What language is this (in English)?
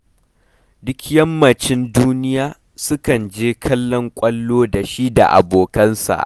Hausa